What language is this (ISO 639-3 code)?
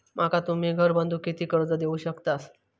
mar